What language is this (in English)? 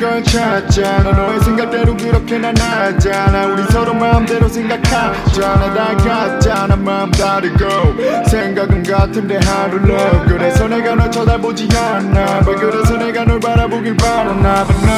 Korean